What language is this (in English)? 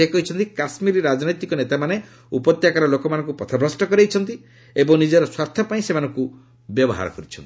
Odia